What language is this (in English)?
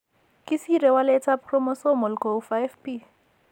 Kalenjin